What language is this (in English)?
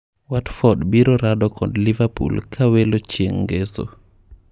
Luo (Kenya and Tanzania)